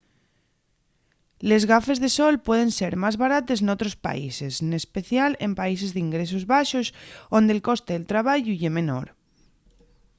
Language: Asturian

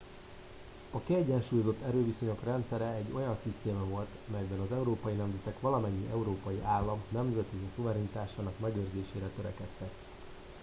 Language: Hungarian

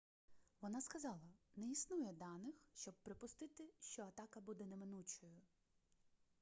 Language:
Ukrainian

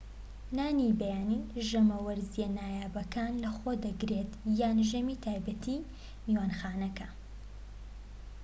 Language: Central Kurdish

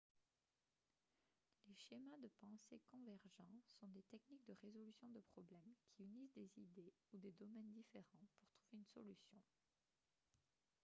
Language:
French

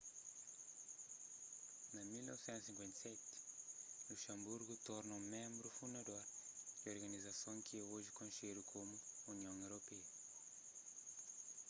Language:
Kabuverdianu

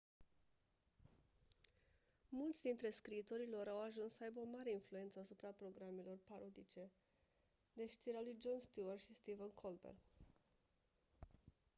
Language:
Romanian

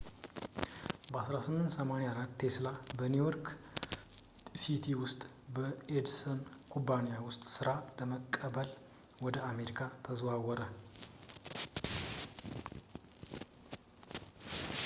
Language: Amharic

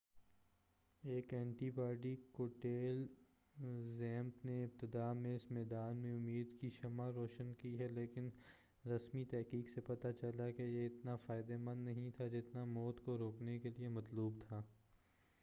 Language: Urdu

